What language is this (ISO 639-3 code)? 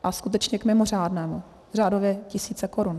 ces